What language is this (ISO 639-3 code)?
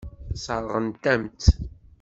kab